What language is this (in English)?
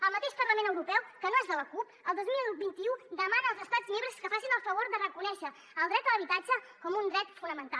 Catalan